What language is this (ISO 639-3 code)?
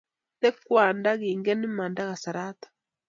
kln